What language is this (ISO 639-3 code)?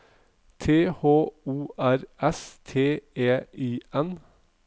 nor